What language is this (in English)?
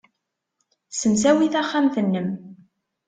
Kabyle